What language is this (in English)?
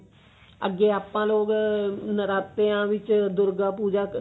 Punjabi